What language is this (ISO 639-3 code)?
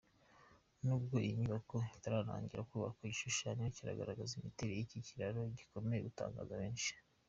kin